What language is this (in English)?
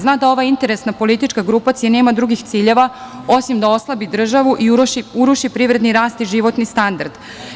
Serbian